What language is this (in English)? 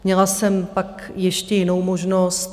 Czech